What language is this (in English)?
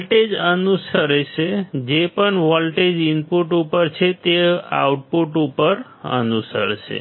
Gujarati